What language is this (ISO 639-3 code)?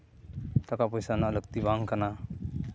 sat